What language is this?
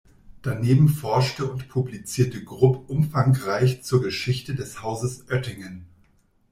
German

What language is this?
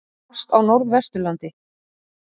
Icelandic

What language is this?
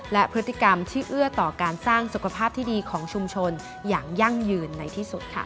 Thai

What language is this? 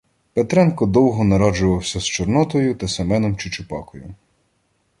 Ukrainian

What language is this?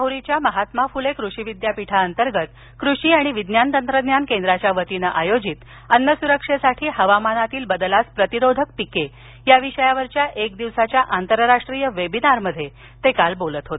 Marathi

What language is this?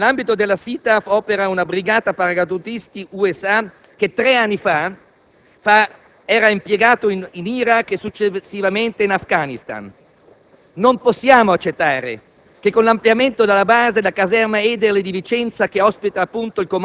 Italian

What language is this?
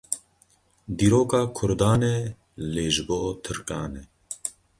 Kurdish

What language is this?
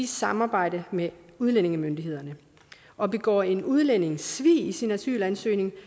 Danish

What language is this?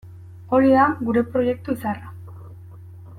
Basque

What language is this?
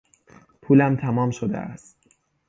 Persian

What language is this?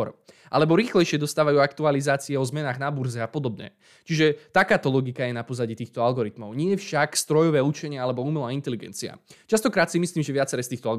Slovak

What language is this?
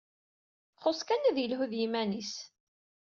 Kabyle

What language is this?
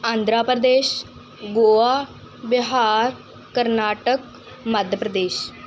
Punjabi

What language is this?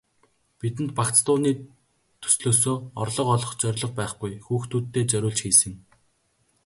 Mongolian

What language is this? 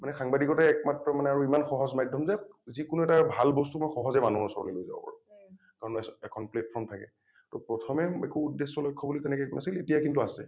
Assamese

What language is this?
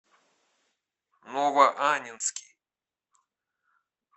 Russian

